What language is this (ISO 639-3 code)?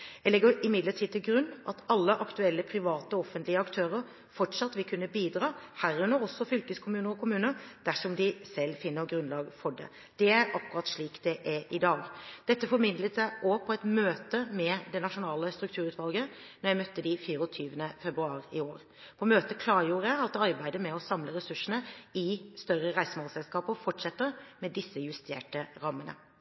nob